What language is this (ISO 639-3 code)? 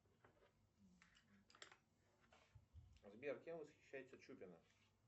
rus